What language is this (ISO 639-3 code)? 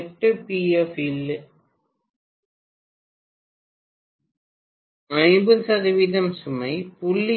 tam